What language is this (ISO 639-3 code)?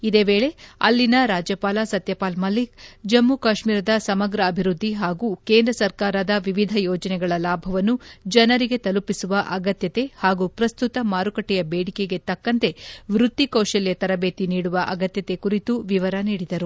kan